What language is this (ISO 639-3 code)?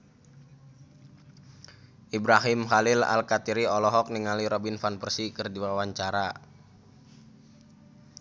sun